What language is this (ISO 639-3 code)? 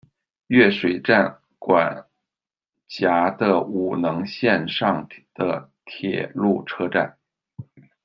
zho